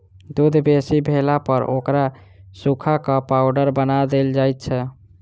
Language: Maithili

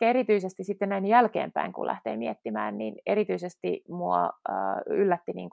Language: Finnish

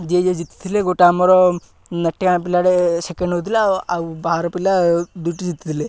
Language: Odia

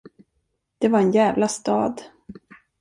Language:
Swedish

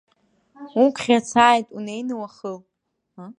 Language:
Abkhazian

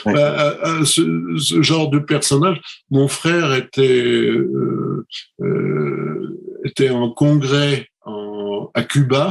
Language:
French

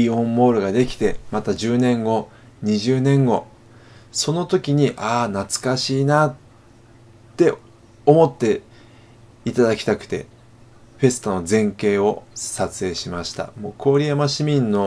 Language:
Japanese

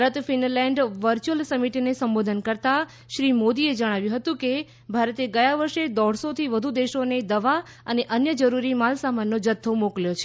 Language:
Gujarati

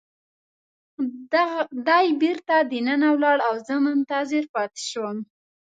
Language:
Pashto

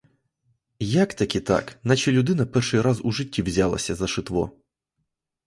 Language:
Ukrainian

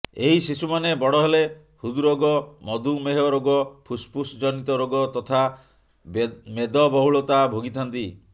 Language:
Odia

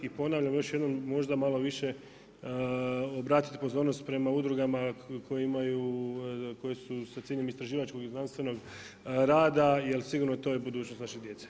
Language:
Croatian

